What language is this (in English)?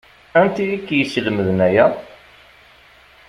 Kabyle